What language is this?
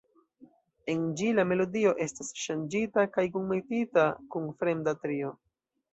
Esperanto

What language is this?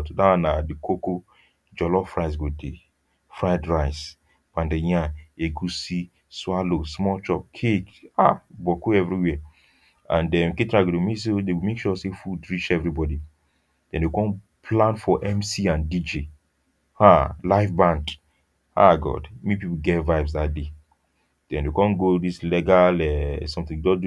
Nigerian Pidgin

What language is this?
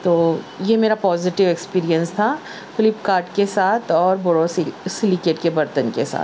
Urdu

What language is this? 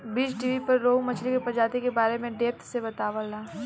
Bhojpuri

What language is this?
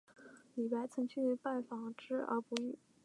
Chinese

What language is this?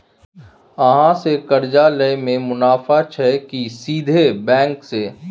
Maithili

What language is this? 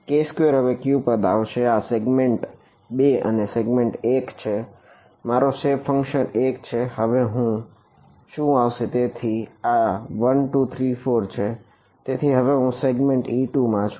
Gujarati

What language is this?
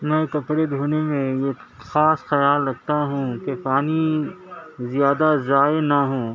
Urdu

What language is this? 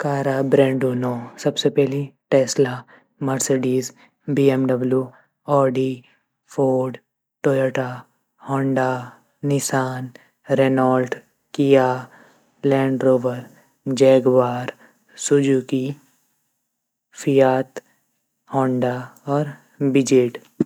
Garhwali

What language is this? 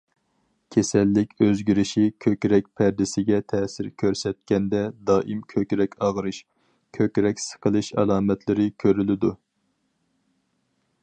Uyghur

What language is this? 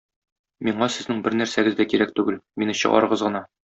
Tatar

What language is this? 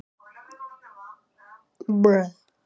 Icelandic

